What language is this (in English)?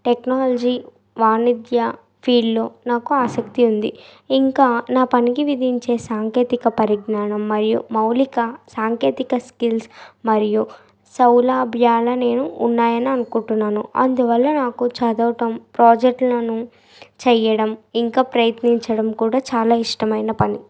Telugu